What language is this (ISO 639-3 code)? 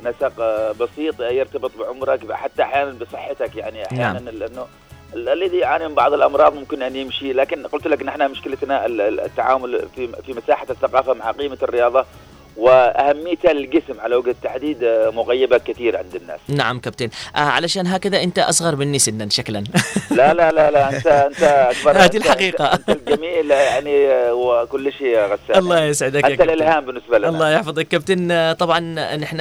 ara